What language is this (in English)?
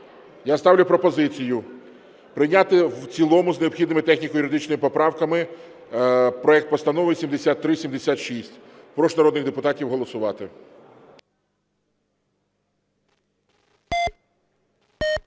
Ukrainian